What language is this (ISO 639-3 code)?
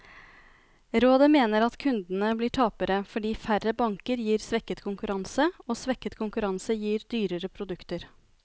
nor